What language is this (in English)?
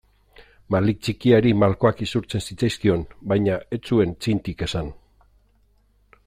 Basque